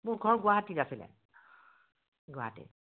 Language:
Assamese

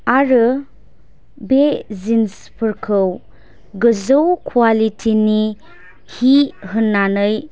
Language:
Bodo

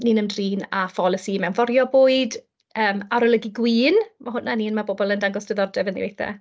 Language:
Welsh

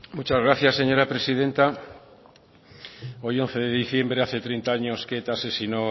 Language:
Spanish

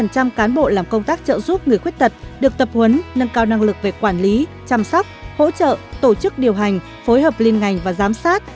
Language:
Vietnamese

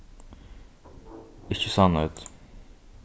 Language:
Faroese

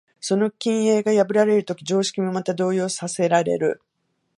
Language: Japanese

